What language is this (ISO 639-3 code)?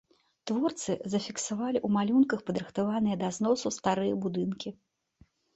bel